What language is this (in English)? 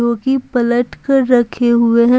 Hindi